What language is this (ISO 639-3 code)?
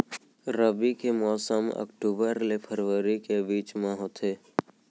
hne